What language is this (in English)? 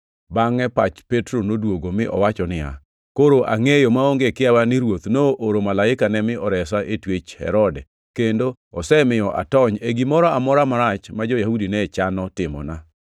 Luo (Kenya and Tanzania)